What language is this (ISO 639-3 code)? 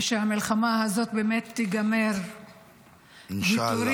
heb